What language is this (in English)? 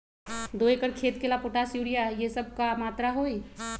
Magahi